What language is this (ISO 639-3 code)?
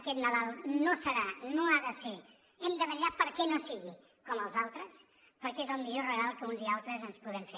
cat